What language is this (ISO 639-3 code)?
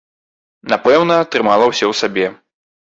bel